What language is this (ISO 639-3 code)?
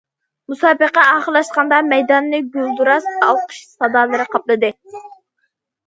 uig